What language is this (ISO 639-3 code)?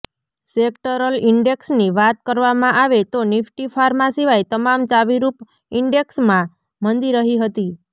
guj